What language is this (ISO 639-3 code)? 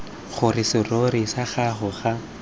tsn